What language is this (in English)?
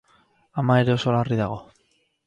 Basque